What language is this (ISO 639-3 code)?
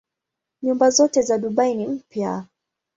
swa